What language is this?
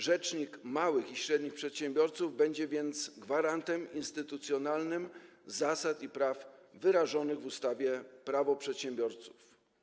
Polish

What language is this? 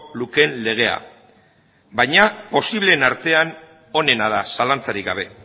Basque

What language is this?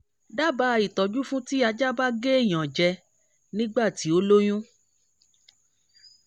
Yoruba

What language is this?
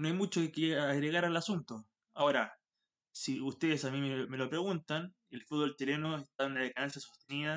Spanish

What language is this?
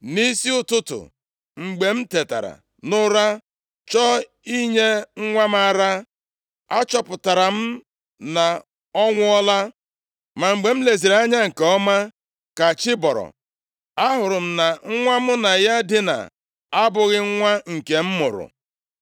Igbo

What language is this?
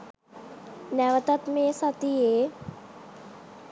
Sinhala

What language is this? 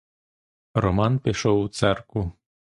Ukrainian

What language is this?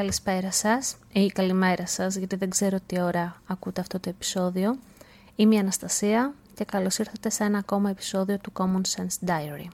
Greek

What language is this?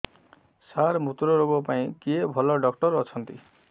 Odia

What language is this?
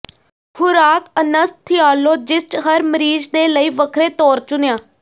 Punjabi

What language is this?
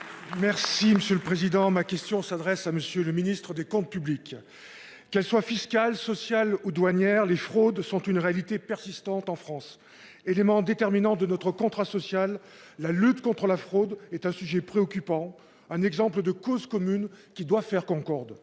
French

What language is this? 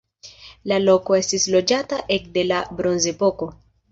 Esperanto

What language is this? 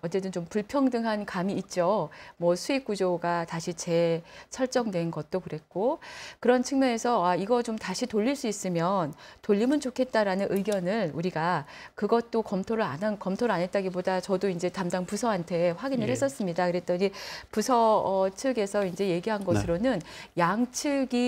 Korean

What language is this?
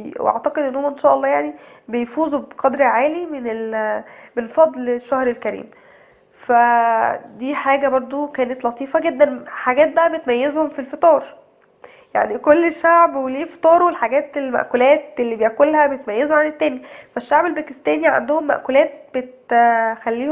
Arabic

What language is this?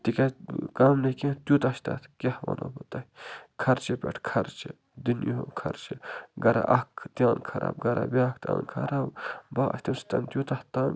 Kashmiri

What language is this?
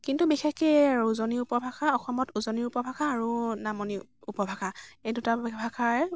Assamese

